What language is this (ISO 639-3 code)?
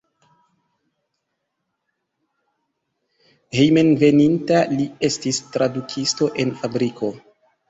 epo